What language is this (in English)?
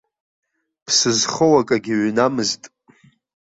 Abkhazian